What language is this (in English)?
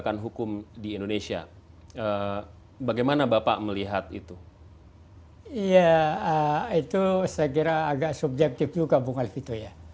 Indonesian